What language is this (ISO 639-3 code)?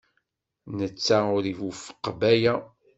kab